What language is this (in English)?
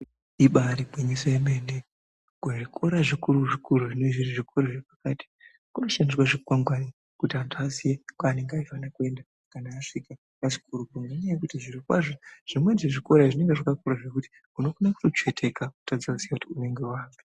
Ndau